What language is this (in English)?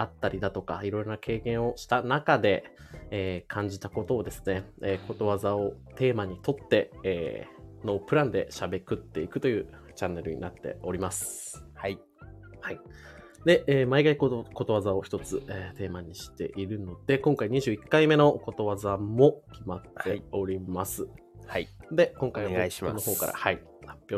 Japanese